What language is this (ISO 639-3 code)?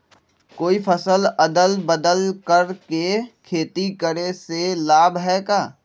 mag